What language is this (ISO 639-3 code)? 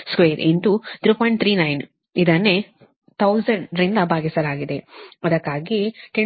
kan